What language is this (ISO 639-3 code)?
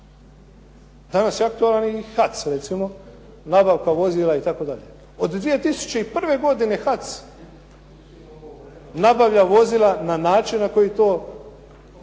hrv